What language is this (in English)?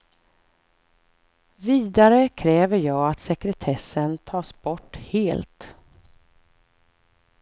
Swedish